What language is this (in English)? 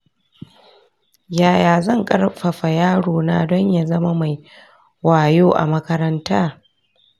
Hausa